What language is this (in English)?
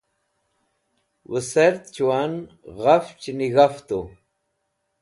Wakhi